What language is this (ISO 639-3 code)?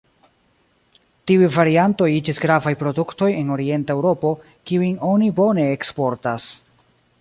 epo